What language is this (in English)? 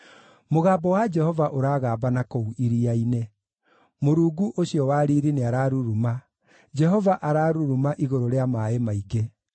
Kikuyu